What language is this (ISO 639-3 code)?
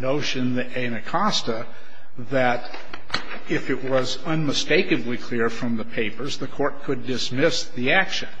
eng